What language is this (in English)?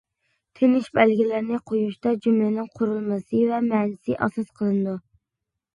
Uyghur